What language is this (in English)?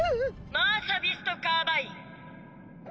Japanese